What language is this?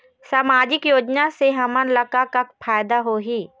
Chhattisgarhi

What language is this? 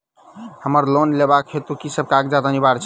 Maithili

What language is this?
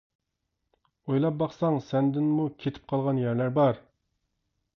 Uyghur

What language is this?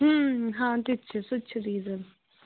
Kashmiri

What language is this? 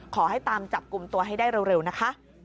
Thai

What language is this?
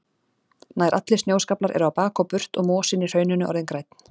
Icelandic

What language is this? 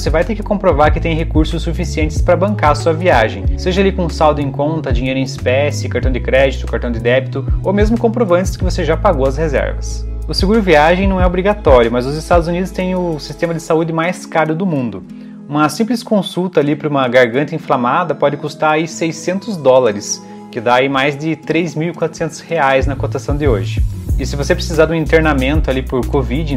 Portuguese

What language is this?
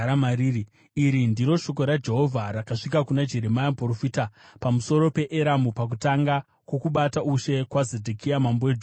Shona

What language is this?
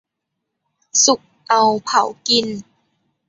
Thai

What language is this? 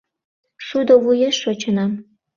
Mari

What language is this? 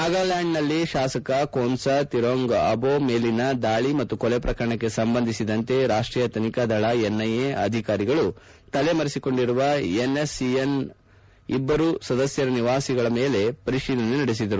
Kannada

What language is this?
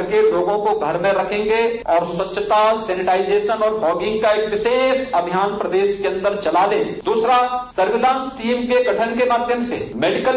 Hindi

